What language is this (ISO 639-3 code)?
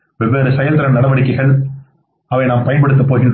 tam